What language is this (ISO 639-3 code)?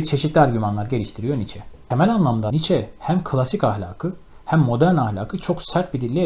tur